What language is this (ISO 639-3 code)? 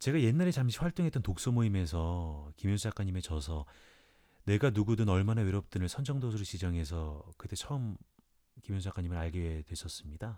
kor